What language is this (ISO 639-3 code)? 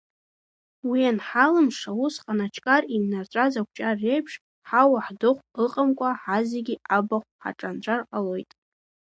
abk